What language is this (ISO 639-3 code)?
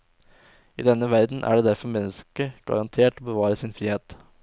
nor